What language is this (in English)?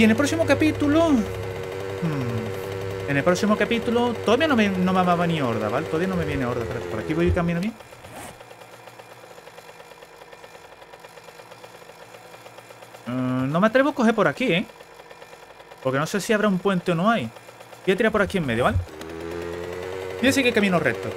Spanish